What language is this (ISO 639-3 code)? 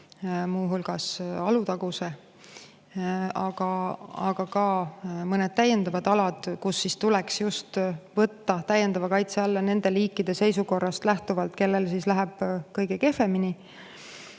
est